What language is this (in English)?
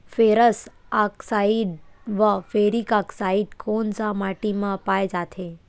Chhattisgarhi